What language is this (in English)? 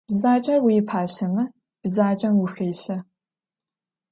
Adyghe